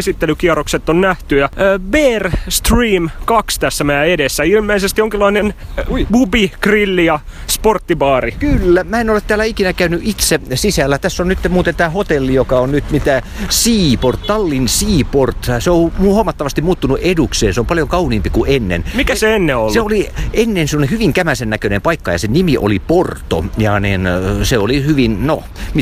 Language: Finnish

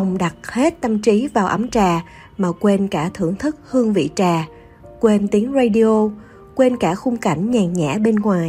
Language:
Vietnamese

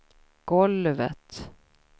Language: Swedish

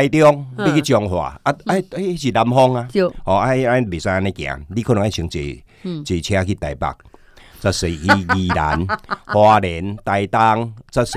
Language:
Chinese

